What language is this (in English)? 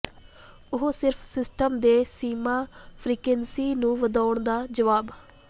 Punjabi